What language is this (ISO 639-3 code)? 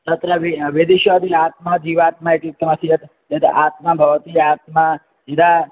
san